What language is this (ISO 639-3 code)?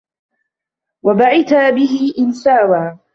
ara